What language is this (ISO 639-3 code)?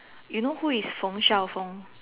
eng